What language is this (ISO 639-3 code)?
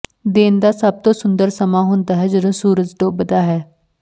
pan